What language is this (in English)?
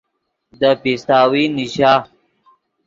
Yidgha